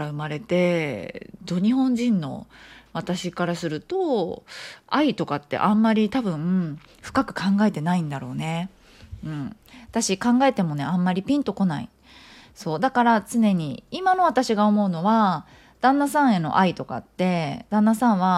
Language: Japanese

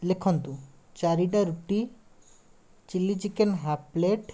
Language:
Odia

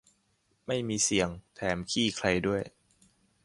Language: Thai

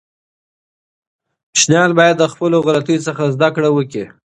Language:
Pashto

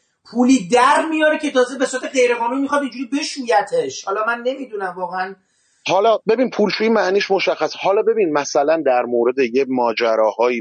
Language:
Persian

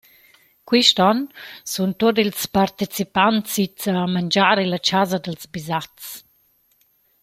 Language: Romansh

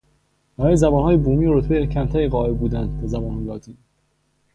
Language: Persian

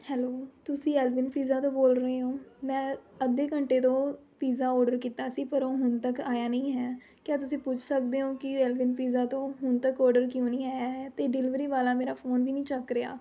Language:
Punjabi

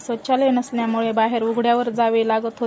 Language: Marathi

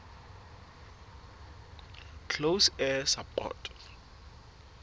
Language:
Southern Sotho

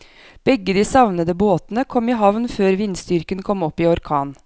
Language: Norwegian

